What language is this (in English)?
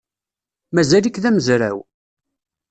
Kabyle